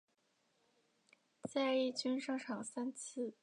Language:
Chinese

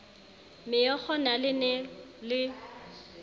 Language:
Southern Sotho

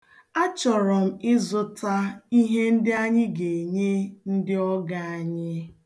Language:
Igbo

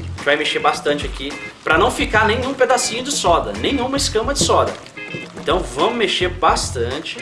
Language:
Portuguese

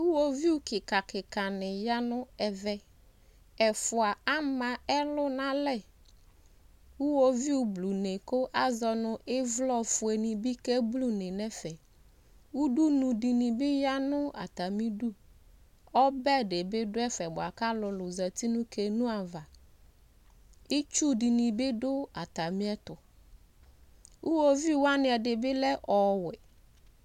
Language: Ikposo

